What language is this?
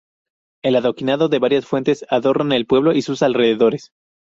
Spanish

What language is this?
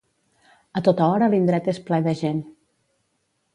Catalan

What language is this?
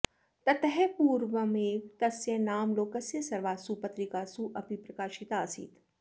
Sanskrit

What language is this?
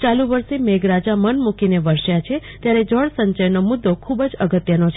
Gujarati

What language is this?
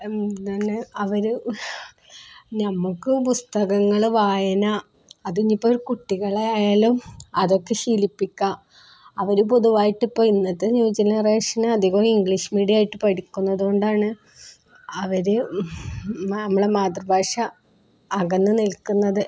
Malayalam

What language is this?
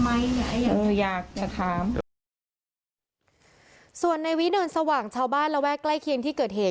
Thai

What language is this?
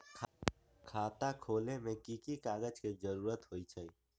Magahi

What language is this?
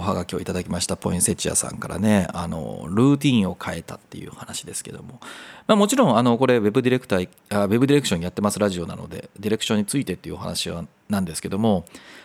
Japanese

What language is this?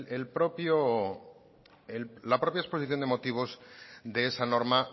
Spanish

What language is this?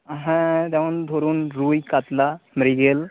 Bangla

